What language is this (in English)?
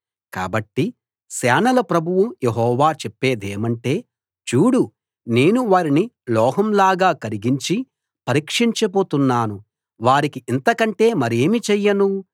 Telugu